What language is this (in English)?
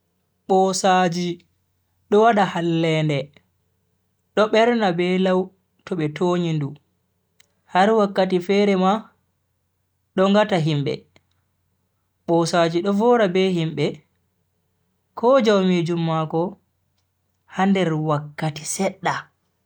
Bagirmi Fulfulde